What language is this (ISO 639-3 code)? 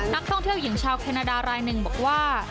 tha